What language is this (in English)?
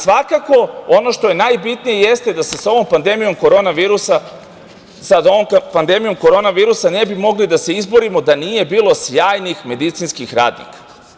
Serbian